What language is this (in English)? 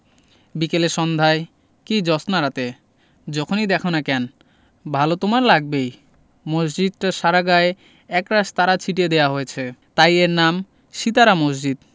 Bangla